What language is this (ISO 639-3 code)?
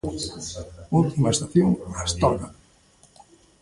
glg